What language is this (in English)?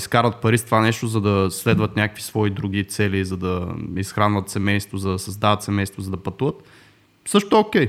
Bulgarian